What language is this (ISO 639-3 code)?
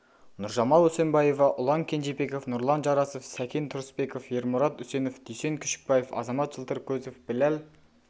kaz